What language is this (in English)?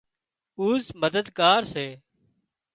Wadiyara Koli